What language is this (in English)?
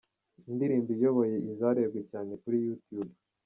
Kinyarwanda